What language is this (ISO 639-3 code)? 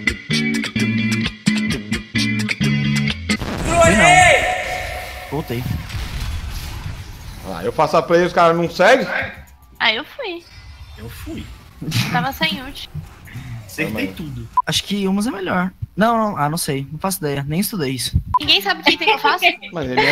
por